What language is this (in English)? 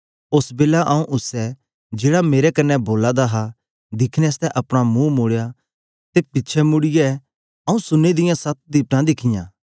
Dogri